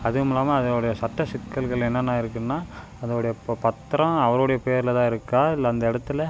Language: Tamil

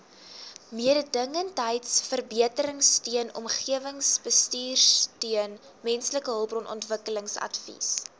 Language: Afrikaans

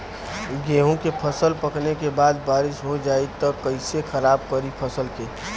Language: Bhojpuri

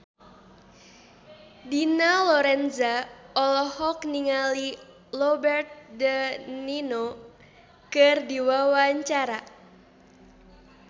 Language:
Sundanese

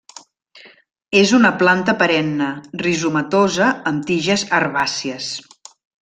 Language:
Catalan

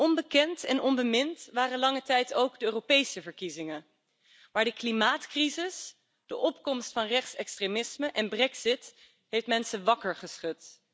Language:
Dutch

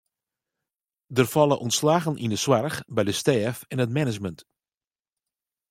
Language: Western Frisian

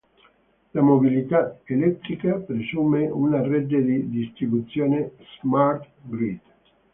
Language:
Italian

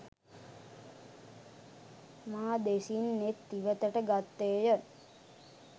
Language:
Sinhala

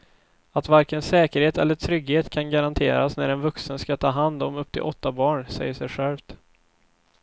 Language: Swedish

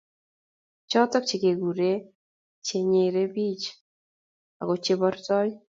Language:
Kalenjin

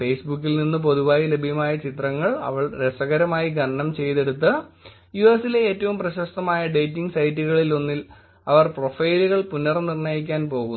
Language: Malayalam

